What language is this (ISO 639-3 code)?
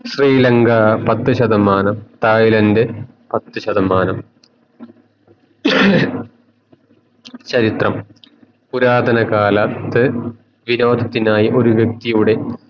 mal